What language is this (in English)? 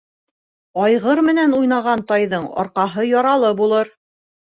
Bashkir